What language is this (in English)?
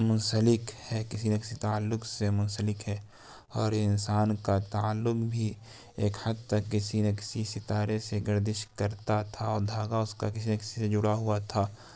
Urdu